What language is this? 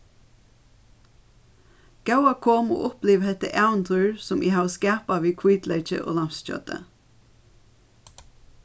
Faroese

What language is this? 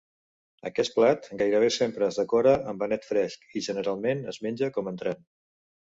Catalan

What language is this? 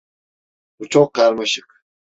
Turkish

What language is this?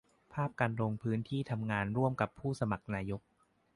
Thai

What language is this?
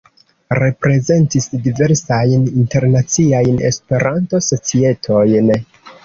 Esperanto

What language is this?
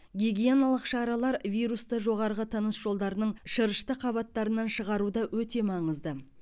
Kazakh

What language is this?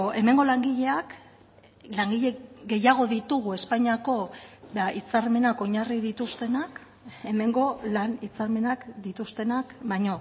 Basque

